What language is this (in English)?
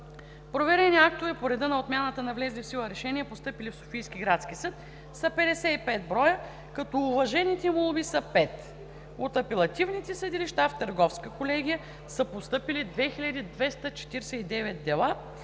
Bulgarian